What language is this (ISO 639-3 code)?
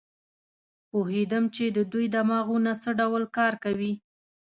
pus